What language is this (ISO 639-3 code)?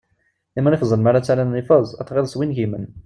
kab